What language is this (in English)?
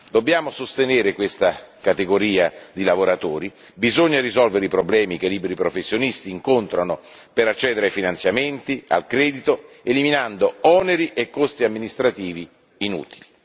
Italian